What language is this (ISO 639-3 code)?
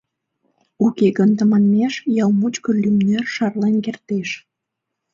chm